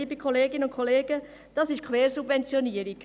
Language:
Swiss German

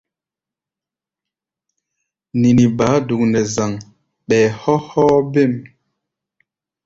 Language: Gbaya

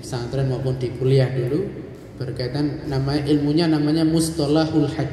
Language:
Indonesian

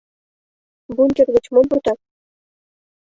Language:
Mari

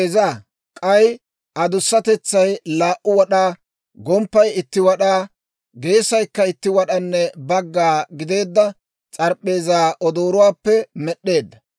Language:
Dawro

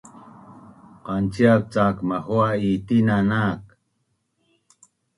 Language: Bunun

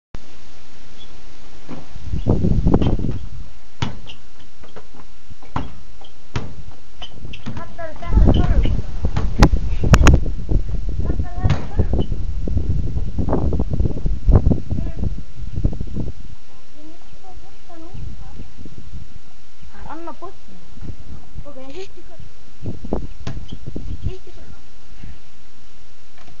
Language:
Romanian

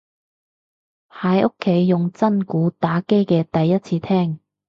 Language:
Cantonese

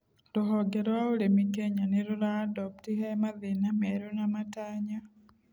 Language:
Kikuyu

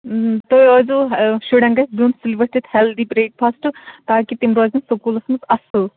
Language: Kashmiri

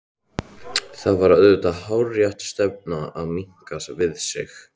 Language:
Icelandic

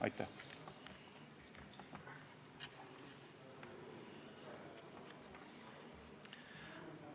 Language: Estonian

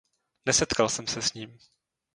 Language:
Czech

